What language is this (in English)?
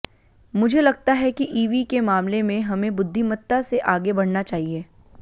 Hindi